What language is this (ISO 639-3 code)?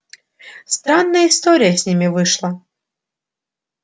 rus